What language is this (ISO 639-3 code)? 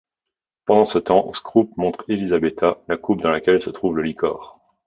fra